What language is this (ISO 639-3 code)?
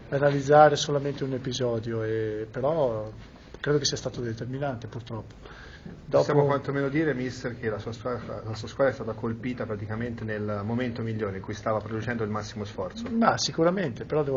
ita